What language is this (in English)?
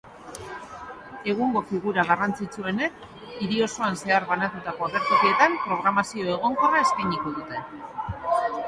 Basque